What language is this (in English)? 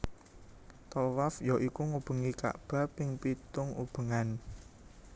Javanese